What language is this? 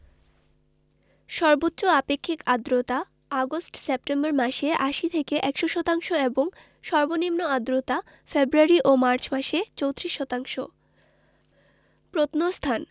Bangla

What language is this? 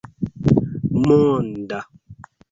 Esperanto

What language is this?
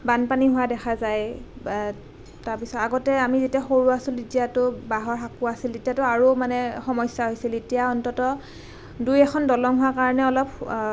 Assamese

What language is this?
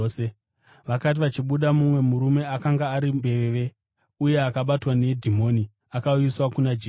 Shona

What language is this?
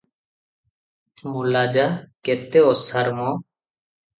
Odia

